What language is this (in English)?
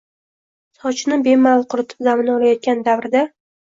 Uzbek